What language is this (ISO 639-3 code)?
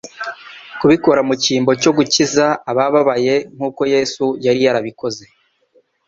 kin